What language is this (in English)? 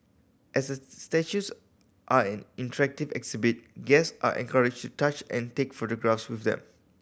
English